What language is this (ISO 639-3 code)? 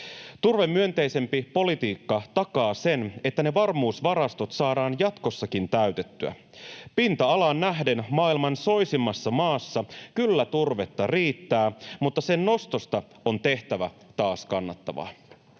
fin